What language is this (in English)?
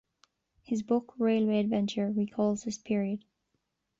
English